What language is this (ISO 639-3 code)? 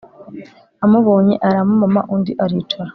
kin